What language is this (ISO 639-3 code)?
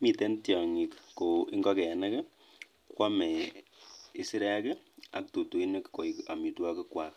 kln